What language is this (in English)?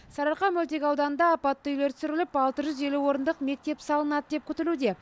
Kazakh